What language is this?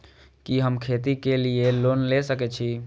Maithili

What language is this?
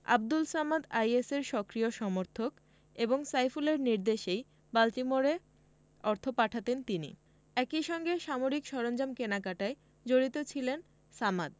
Bangla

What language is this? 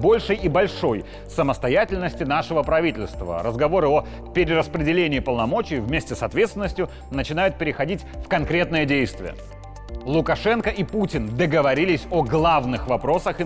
Russian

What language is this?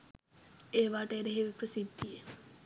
Sinhala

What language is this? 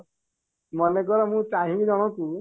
Odia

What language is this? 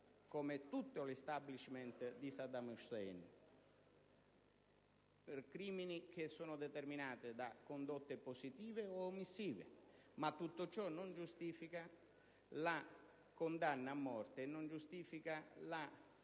Italian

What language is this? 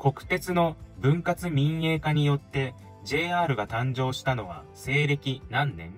Japanese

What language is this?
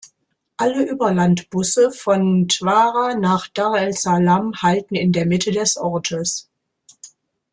German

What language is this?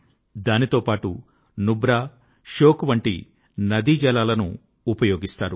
Telugu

